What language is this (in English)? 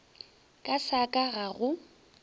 Northern Sotho